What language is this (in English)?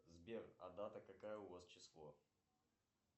Russian